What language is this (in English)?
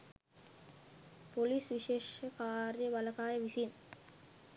Sinhala